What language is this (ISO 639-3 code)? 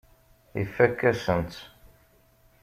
kab